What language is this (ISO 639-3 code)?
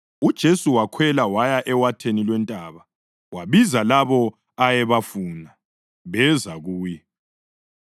nde